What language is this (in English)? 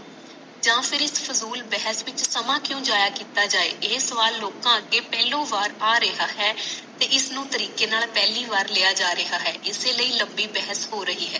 Punjabi